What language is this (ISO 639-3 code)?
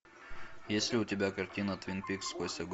rus